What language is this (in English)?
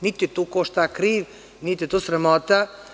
Serbian